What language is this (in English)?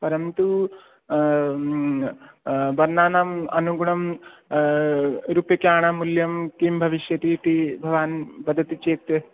Sanskrit